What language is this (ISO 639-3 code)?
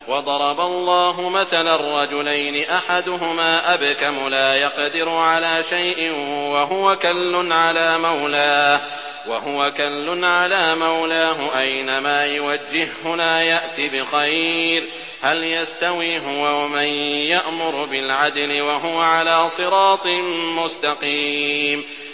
ara